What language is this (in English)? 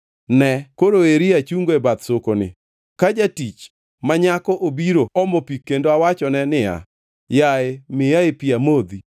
Luo (Kenya and Tanzania)